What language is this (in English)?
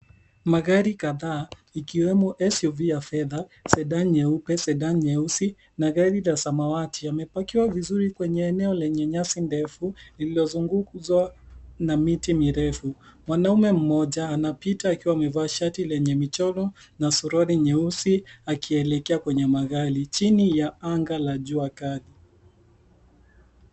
Swahili